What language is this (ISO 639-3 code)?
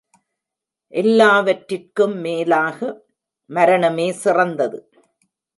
tam